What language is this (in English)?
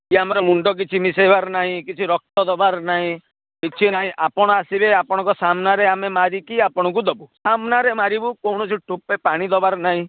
Odia